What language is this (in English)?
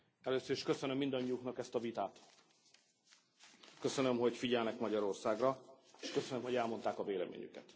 Hungarian